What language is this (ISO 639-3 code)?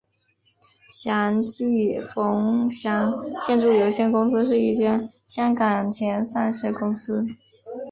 zho